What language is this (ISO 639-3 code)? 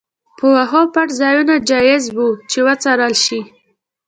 pus